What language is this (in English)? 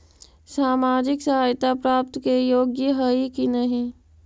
Magahi